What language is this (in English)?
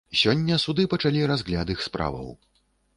Belarusian